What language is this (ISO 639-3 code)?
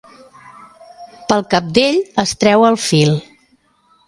cat